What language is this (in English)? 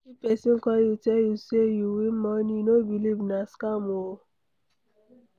Nigerian Pidgin